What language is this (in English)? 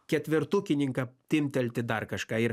Lithuanian